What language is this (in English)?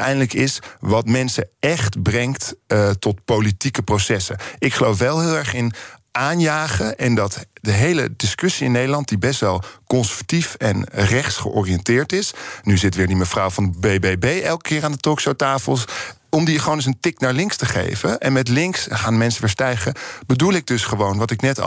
Dutch